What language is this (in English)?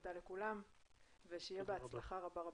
Hebrew